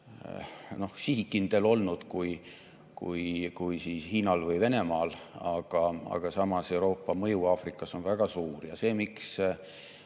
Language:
Estonian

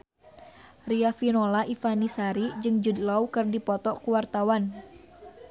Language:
Sundanese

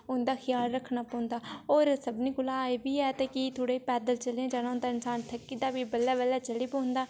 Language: Dogri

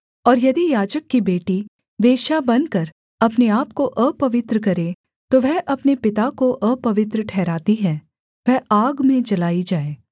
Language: Hindi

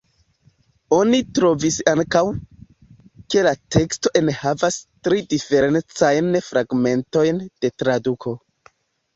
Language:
Esperanto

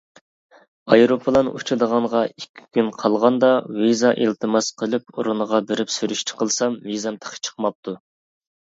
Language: Uyghur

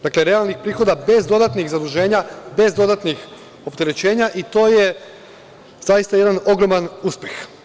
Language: Serbian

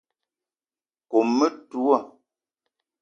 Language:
Eton (Cameroon)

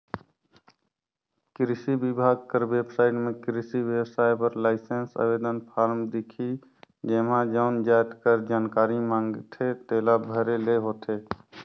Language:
Chhattisgarhi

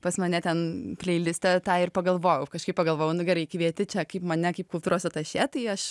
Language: Lithuanian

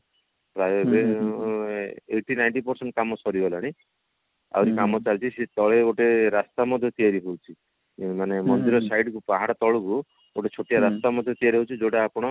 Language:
Odia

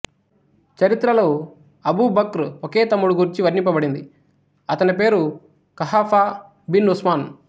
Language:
Telugu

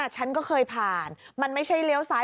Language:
Thai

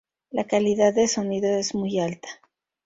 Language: Spanish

